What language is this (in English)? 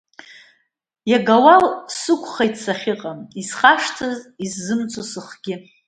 Abkhazian